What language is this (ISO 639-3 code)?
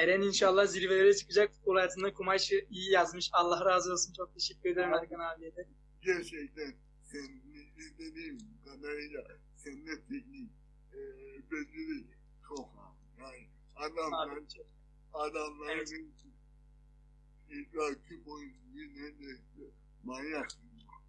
tur